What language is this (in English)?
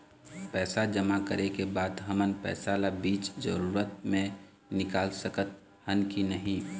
Chhattisgarhi